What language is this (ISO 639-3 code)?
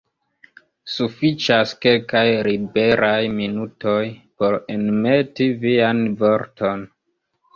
epo